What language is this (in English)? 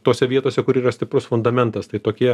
Lithuanian